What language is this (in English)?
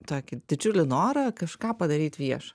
Lithuanian